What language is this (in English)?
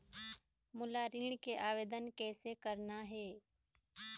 Chhattisgarhi